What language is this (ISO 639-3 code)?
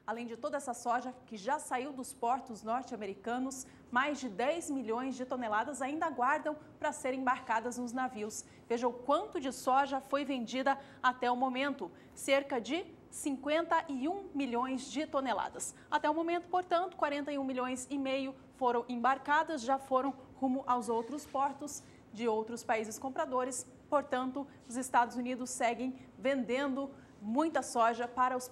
por